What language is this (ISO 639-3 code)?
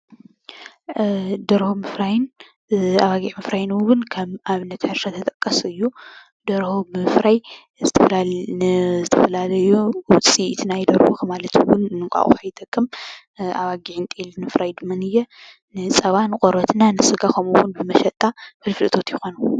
tir